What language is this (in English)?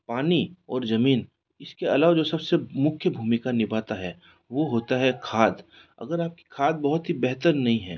Hindi